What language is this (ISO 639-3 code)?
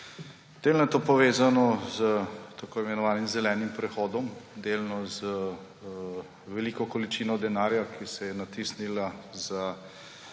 slv